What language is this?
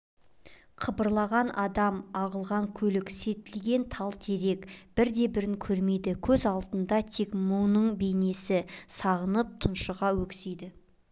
Kazakh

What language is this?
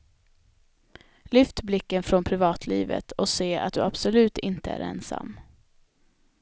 Swedish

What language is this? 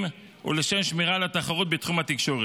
Hebrew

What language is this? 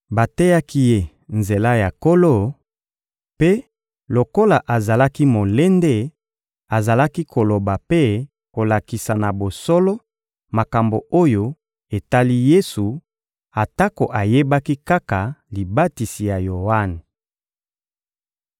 Lingala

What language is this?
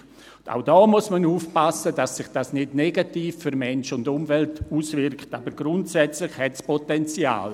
Swiss German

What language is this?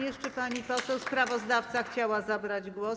Polish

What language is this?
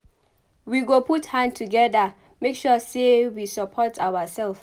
Nigerian Pidgin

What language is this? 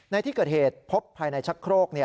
Thai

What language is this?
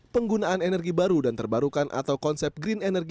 Indonesian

